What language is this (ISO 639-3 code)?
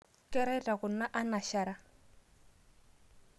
mas